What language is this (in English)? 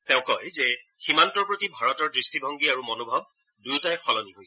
Assamese